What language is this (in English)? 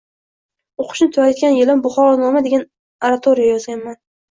Uzbek